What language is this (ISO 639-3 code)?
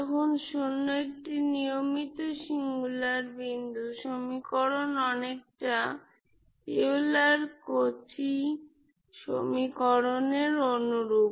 ben